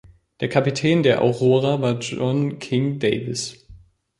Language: German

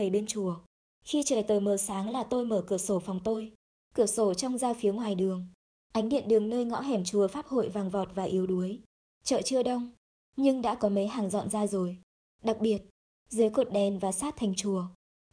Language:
Vietnamese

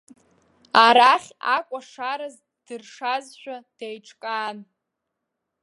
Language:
Abkhazian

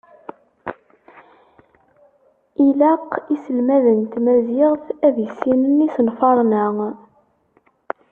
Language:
Kabyle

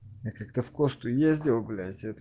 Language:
Russian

